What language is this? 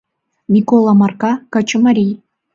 Mari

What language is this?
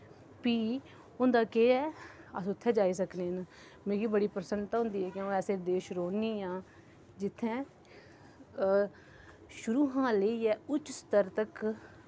Dogri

